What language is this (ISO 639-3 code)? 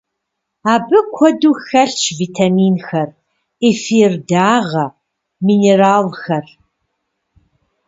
kbd